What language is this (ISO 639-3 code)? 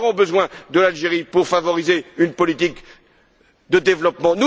fra